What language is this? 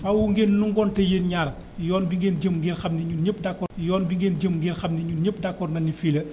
Wolof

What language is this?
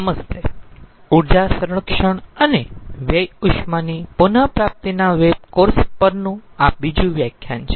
Gujarati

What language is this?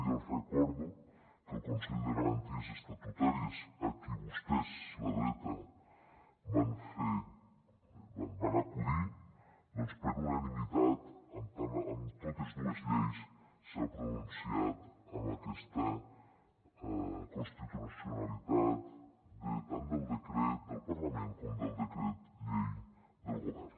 Catalan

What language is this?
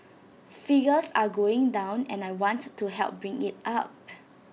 English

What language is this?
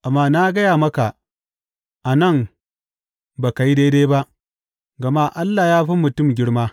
Hausa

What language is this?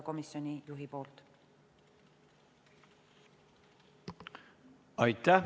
Estonian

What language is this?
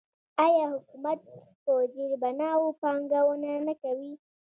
Pashto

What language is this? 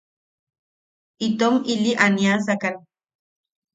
Yaqui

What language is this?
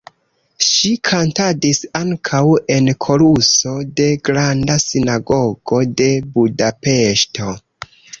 Esperanto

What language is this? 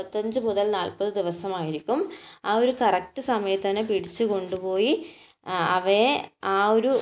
Malayalam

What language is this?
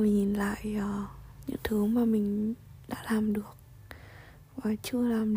Vietnamese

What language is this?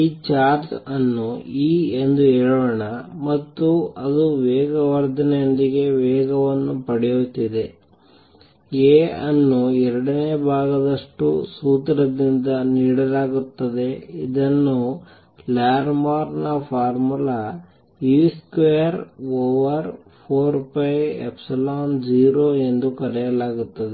Kannada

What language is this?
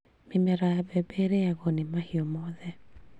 Kikuyu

